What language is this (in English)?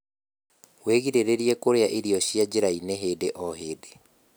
Kikuyu